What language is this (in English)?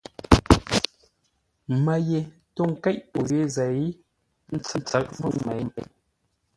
Ngombale